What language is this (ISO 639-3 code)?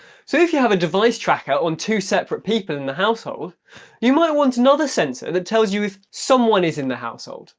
eng